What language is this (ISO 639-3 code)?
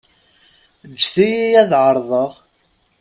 kab